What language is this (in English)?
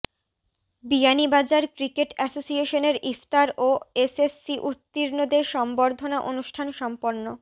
Bangla